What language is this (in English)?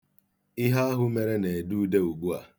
Igbo